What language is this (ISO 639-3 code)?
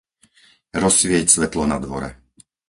slk